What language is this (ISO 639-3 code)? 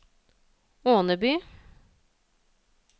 nor